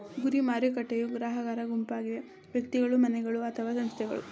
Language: Kannada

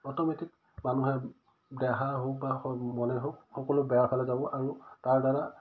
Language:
Assamese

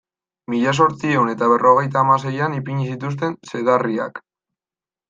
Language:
Basque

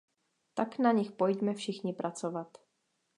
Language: Czech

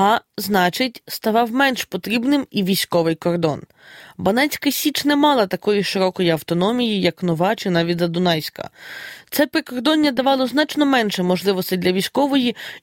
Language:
Ukrainian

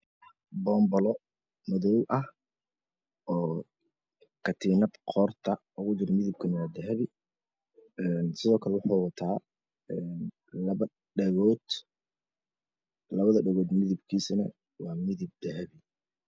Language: Somali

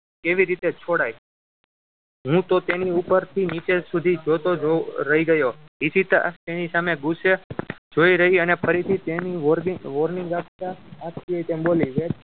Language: Gujarati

